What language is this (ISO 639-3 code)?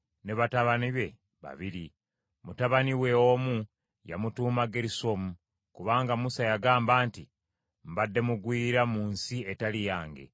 lug